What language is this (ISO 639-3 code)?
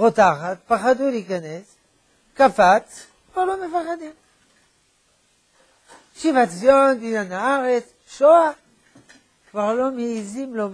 heb